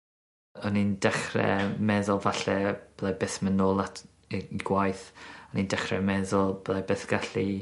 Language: Welsh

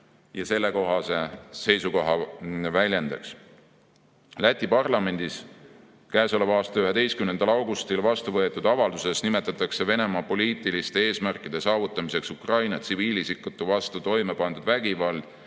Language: Estonian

